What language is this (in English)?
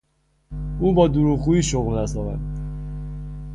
Persian